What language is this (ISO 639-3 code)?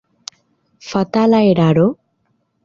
epo